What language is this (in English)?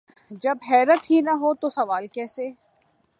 Urdu